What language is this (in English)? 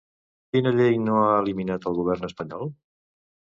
Catalan